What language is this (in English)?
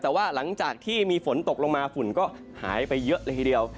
Thai